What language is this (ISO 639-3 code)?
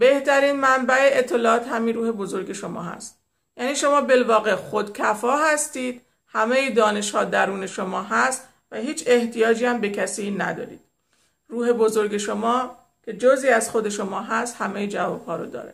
fas